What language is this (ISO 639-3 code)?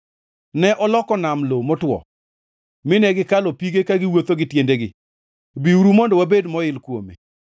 luo